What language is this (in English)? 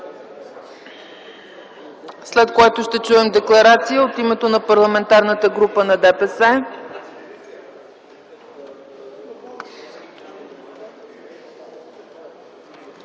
Bulgarian